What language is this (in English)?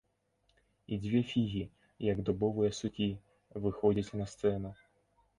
Belarusian